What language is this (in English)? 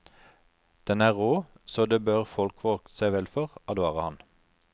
Norwegian